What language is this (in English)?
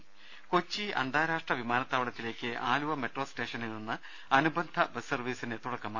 Malayalam